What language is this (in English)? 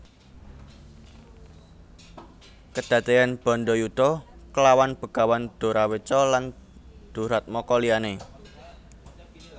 Javanese